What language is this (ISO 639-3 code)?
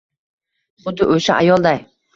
uzb